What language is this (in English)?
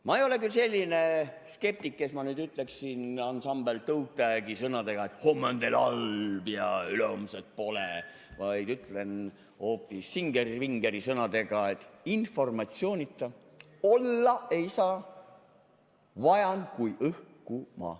Estonian